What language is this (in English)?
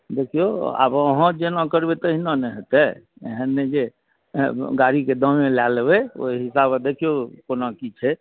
Maithili